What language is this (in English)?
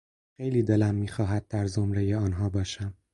Persian